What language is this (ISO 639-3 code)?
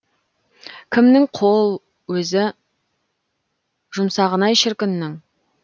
kaz